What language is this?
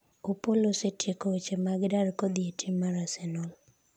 Luo (Kenya and Tanzania)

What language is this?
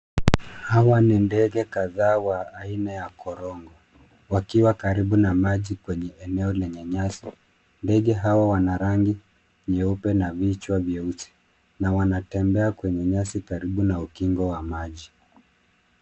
Swahili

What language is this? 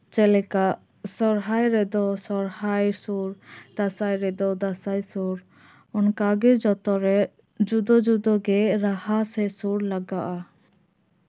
Santali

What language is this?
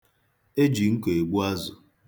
Igbo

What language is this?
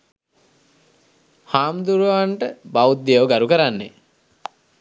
Sinhala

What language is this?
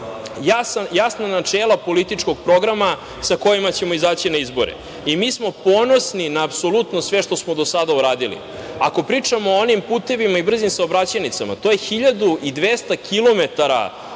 Serbian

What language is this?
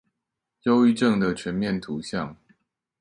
Chinese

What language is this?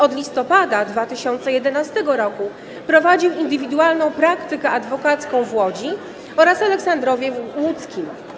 Polish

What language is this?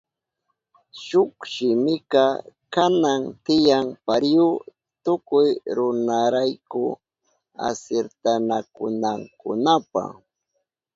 Southern Pastaza Quechua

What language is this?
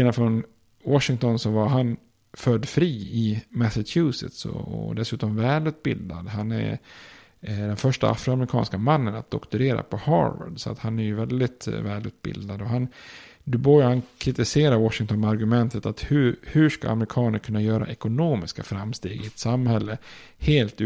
Swedish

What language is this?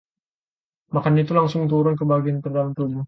Indonesian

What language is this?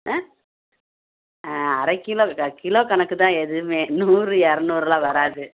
Tamil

